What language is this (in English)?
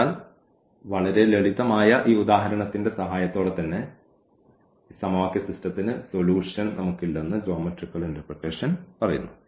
Malayalam